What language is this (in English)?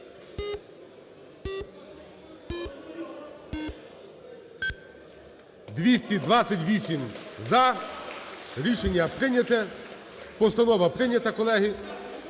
Ukrainian